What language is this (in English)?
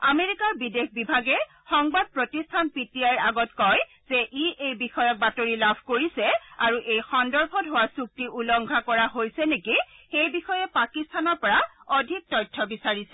Assamese